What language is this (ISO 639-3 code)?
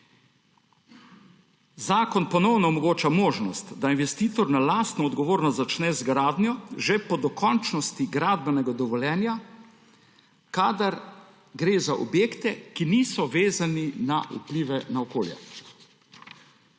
slv